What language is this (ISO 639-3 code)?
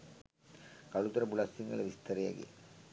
sin